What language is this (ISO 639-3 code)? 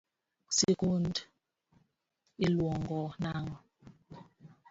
luo